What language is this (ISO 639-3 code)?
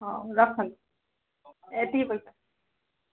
ori